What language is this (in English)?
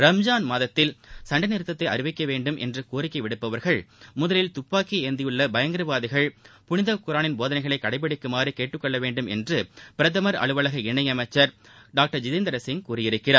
Tamil